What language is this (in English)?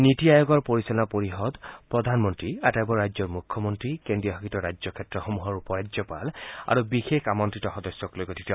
Assamese